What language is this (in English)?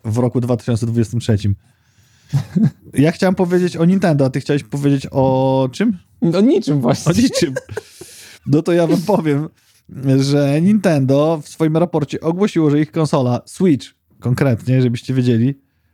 Polish